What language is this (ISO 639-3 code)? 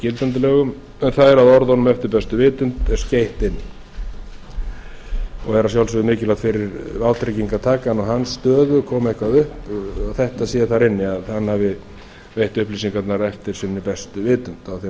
isl